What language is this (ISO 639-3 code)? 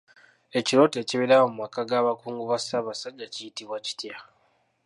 lug